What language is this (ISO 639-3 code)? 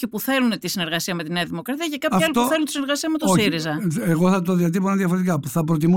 ell